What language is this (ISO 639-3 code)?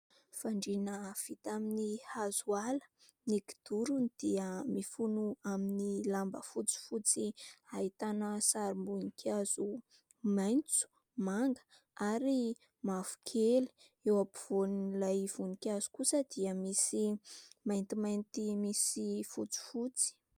mlg